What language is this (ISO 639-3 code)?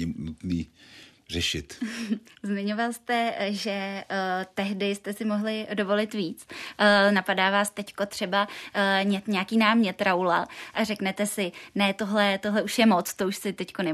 ces